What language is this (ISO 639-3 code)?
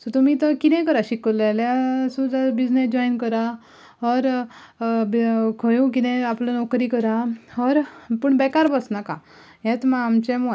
kok